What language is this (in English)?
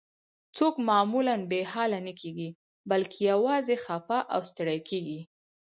Pashto